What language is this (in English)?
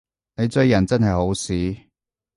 Cantonese